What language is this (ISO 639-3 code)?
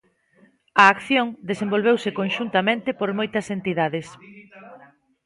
glg